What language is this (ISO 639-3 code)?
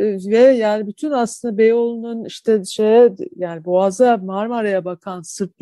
tur